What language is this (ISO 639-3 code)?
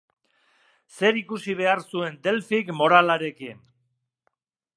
eus